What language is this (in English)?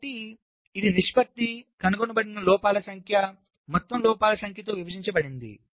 Telugu